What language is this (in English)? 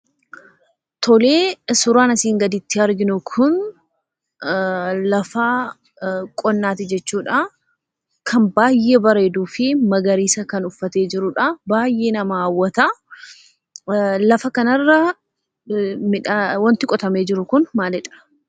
Oromo